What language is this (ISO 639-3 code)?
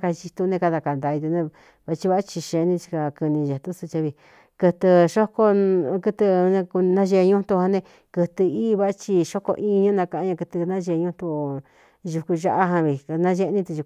xtu